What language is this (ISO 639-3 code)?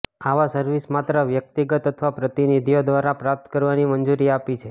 guj